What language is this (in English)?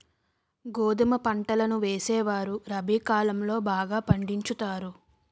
Telugu